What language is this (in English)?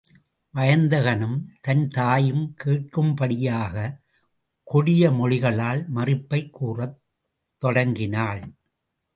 Tamil